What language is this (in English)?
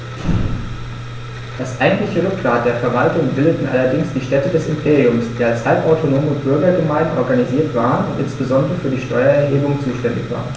German